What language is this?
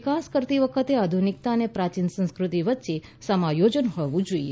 Gujarati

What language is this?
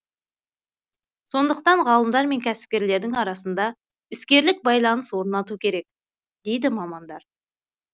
Kazakh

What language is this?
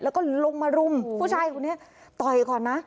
Thai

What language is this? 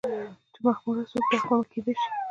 Pashto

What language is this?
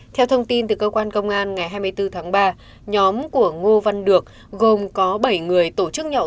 Vietnamese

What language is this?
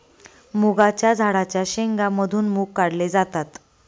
Marathi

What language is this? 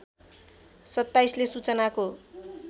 Nepali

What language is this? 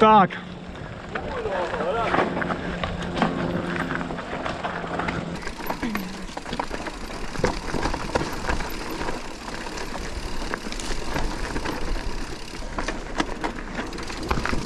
German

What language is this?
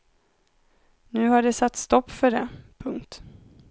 Swedish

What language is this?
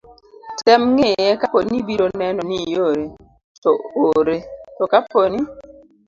Luo (Kenya and Tanzania)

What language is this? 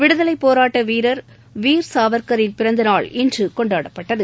Tamil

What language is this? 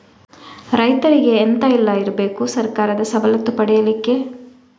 Kannada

